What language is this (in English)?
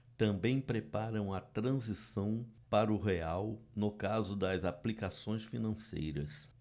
Portuguese